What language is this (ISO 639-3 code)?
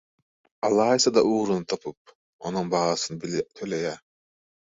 tuk